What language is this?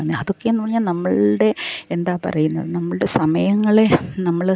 Malayalam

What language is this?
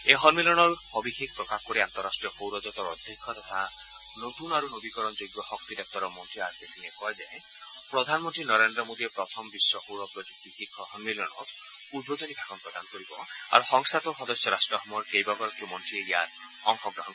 Assamese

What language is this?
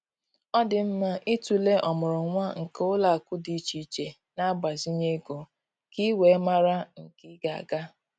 Igbo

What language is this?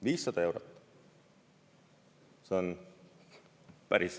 Estonian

